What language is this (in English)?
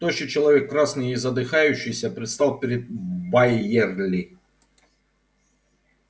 Russian